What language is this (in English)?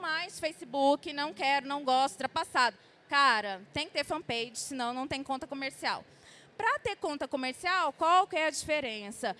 Portuguese